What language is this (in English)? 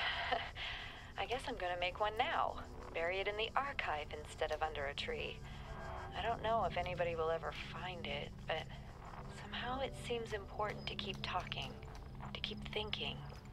English